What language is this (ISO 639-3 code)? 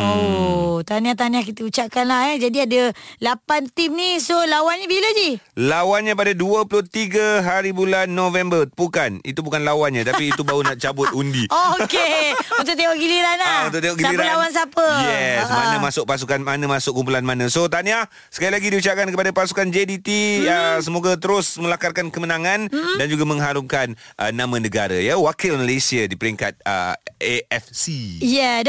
msa